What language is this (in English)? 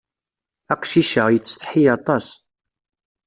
Kabyle